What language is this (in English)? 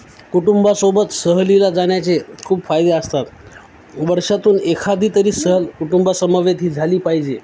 Marathi